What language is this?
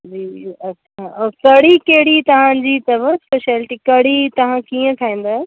Sindhi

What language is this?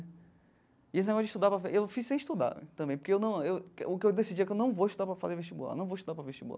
Portuguese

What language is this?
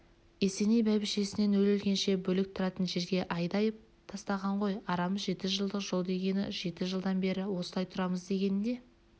Kazakh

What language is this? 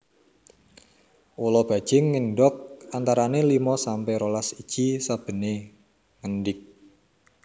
Javanese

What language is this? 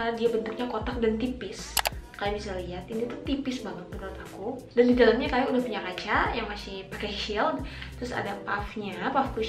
Indonesian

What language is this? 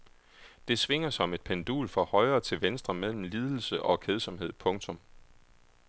Danish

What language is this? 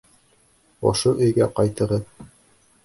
Bashkir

